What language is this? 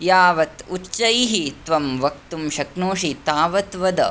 Sanskrit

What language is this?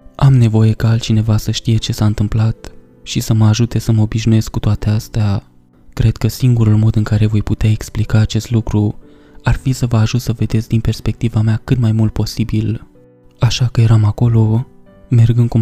Romanian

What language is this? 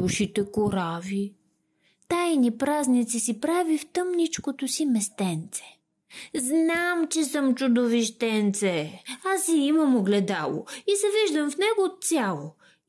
Bulgarian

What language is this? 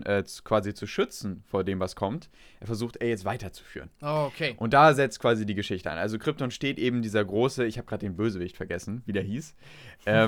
German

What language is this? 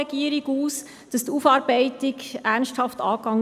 Swiss German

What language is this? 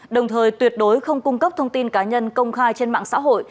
Vietnamese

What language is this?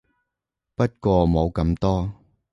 Cantonese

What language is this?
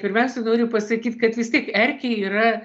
Lithuanian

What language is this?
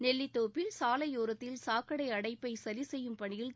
Tamil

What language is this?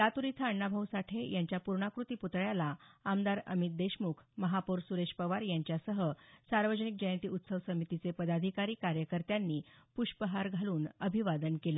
Marathi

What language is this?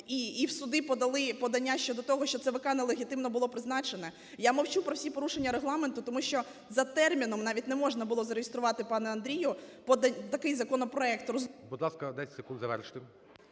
Ukrainian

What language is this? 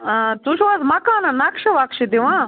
Kashmiri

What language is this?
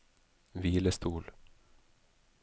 Norwegian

